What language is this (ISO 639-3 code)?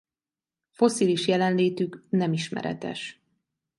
hun